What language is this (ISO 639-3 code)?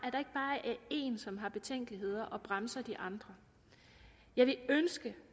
dan